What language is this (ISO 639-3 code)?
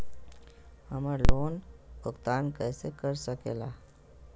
mag